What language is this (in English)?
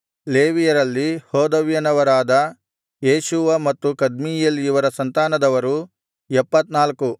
Kannada